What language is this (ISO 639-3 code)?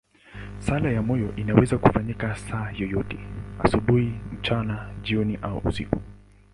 swa